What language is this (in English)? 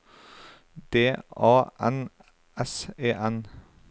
Norwegian